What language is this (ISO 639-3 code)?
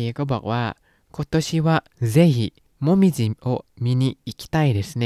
tha